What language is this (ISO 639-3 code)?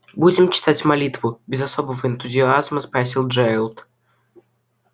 rus